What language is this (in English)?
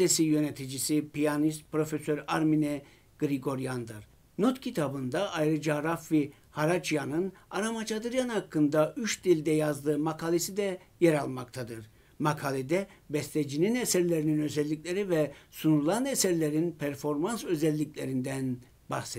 Turkish